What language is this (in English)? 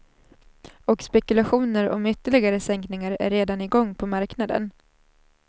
Swedish